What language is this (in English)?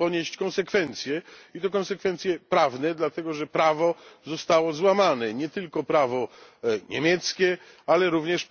Polish